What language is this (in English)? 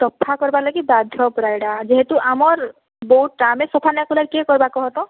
Odia